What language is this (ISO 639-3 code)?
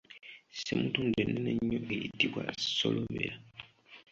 lug